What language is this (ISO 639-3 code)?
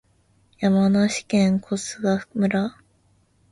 jpn